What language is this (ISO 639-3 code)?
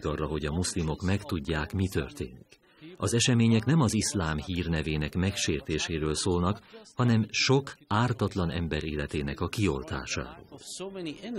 hun